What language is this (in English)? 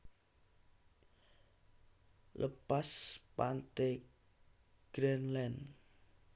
Javanese